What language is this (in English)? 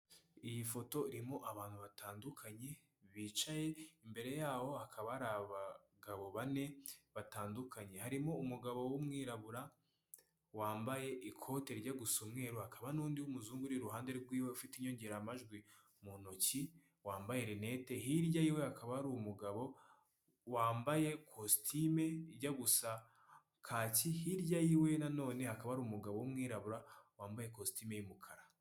Kinyarwanda